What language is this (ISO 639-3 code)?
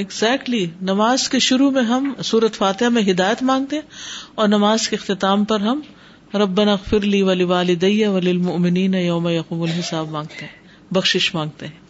urd